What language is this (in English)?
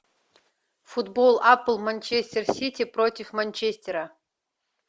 Russian